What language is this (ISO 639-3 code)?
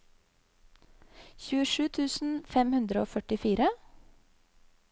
nor